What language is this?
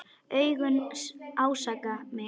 Icelandic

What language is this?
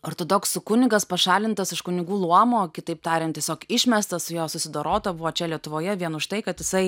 Lithuanian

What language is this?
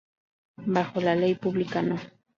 Spanish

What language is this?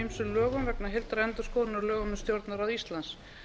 Icelandic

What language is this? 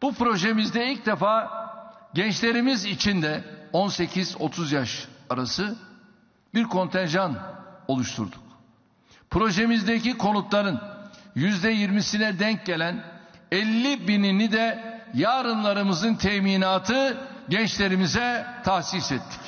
Turkish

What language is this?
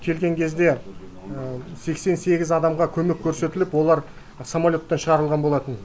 Kazakh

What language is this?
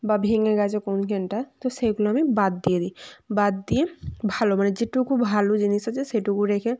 Bangla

